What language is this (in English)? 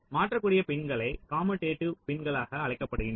Tamil